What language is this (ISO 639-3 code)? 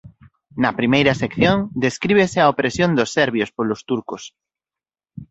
glg